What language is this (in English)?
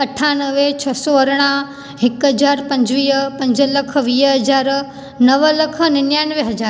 Sindhi